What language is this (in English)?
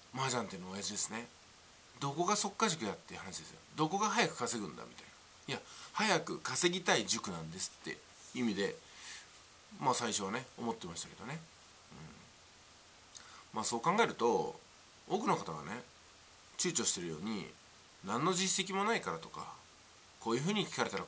Japanese